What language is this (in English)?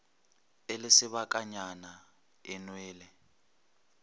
Northern Sotho